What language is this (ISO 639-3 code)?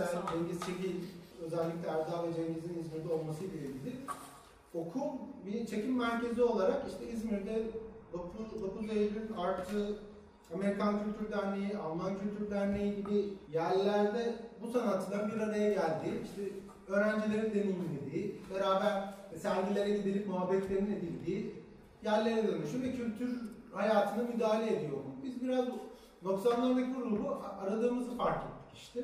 tur